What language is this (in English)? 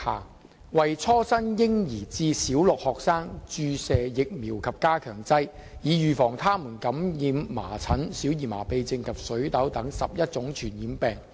Cantonese